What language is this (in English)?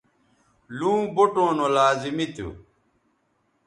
Bateri